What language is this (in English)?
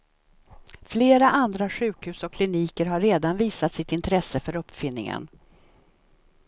Swedish